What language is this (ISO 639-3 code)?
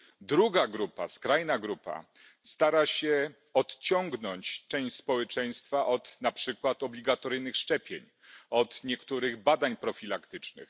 pol